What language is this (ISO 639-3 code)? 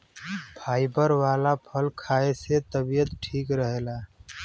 bho